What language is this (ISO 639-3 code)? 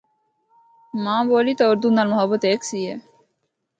hno